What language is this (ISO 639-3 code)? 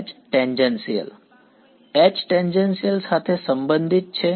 guj